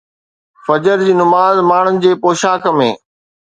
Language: Sindhi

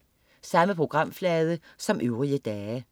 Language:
Danish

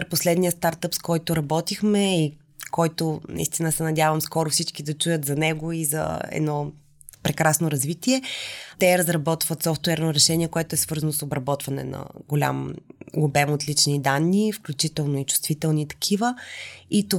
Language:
Bulgarian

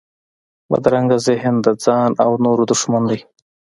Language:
Pashto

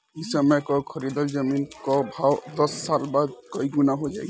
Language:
Bhojpuri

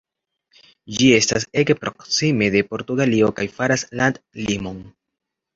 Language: Esperanto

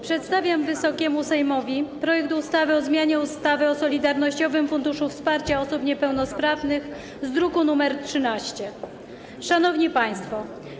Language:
Polish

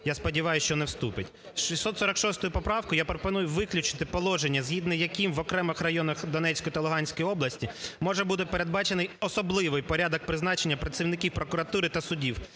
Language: Ukrainian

